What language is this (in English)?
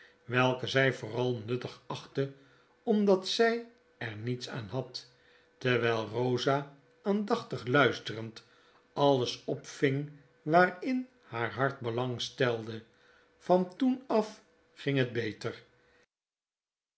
Dutch